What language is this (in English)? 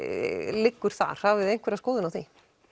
Icelandic